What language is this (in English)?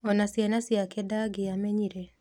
Kikuyu